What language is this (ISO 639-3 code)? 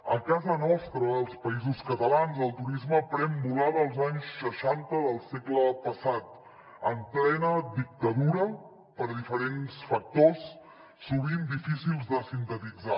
cat